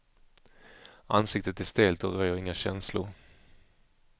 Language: Swedish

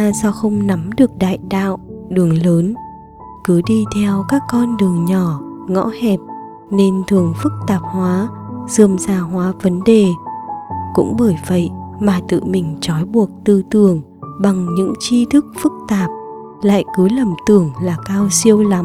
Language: Vietnamese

